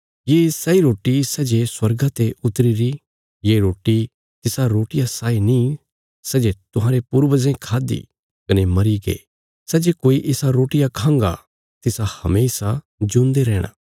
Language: Bilaspuri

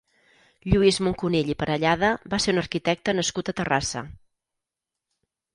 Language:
Catalan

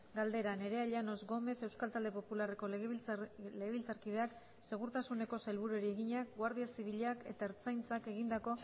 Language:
Basque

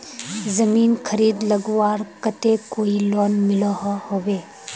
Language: Magahi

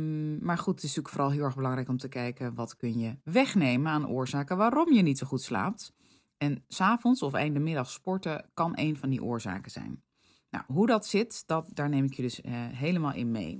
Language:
Dutch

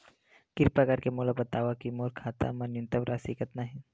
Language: Chhattisgarhi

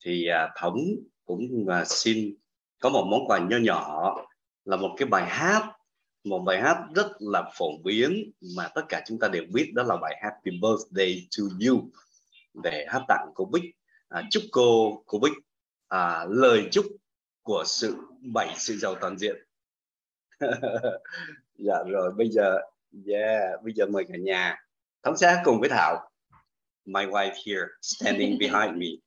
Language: Vietnamese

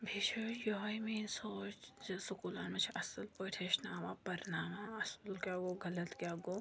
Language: Kashmiri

